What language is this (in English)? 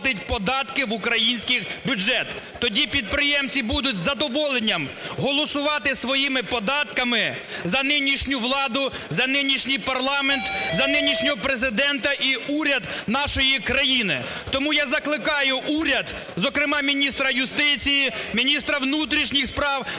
Ukrainian